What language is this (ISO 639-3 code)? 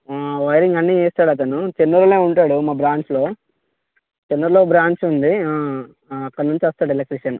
tel